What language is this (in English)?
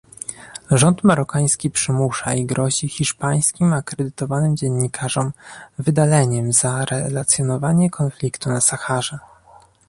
Polish